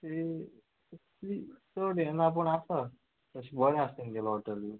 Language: Konkani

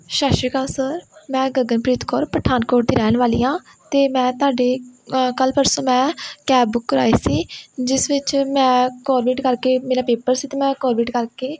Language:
Punjabi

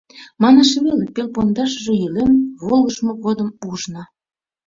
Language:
Mari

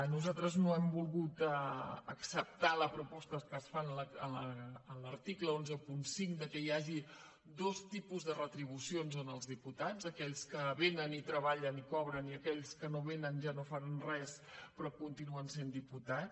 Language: Catalan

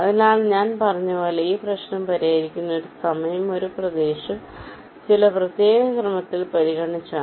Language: Malayalam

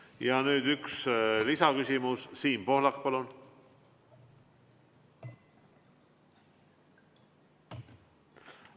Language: Estonian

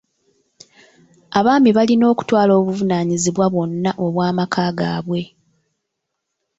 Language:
Ganda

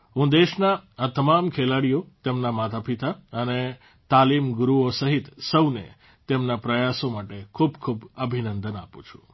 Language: Gujarati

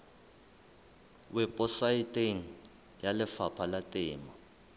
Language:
Southern Sotho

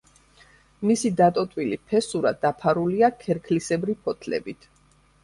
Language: Georgian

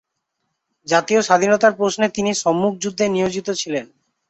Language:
Bangla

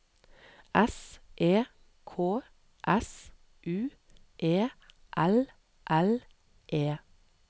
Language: Norwegian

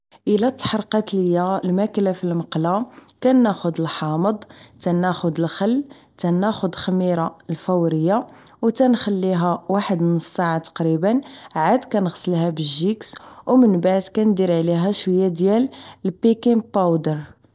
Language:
Moroccan Arabic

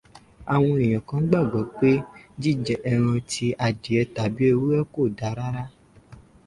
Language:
Yoruba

